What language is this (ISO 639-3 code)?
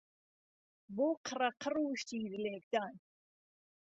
ckb